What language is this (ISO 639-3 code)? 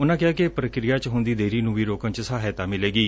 pan